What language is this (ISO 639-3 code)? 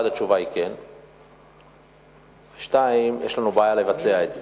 heb